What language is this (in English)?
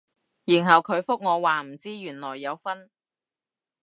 Cantonese